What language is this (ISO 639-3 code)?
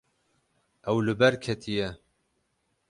kur